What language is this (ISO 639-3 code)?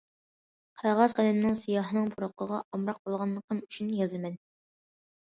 uig